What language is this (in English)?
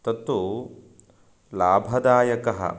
Sanskrit